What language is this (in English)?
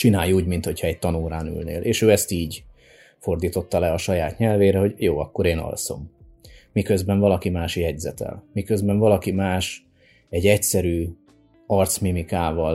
Hungarian